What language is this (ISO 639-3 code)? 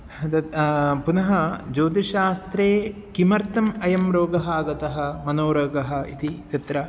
san